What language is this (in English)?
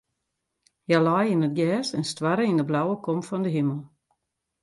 Western Frisian